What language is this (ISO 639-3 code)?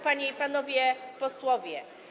pol